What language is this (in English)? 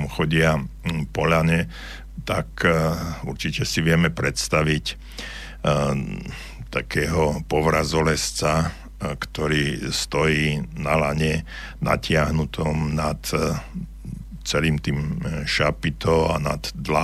Slovak